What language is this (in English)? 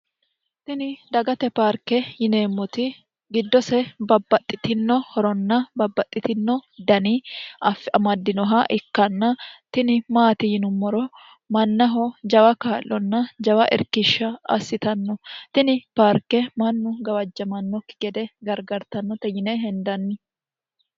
Sidamo